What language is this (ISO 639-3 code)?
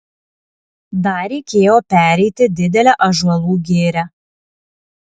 lit